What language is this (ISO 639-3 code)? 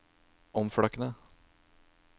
nor